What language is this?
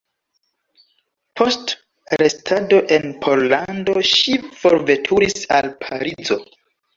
Esperanto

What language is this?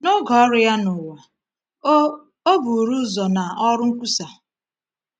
Igbo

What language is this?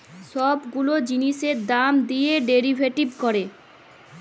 Bangla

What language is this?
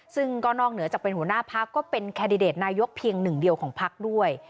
Thai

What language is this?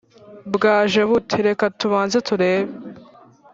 Kinyarwanda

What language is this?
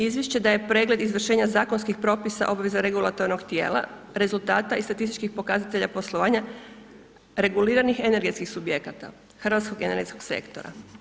Croatian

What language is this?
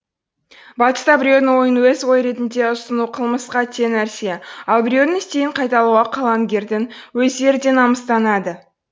Kazakh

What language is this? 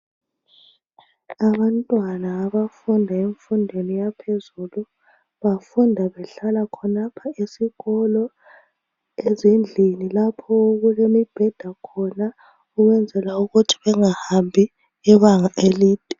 North Ndebele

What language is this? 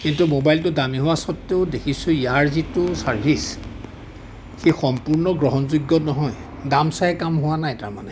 Assamese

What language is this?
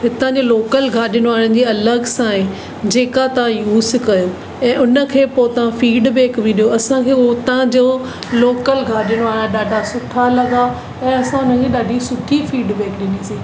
Sindhi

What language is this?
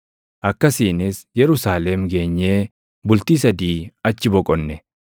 Oromo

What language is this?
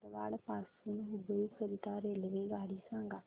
Marathi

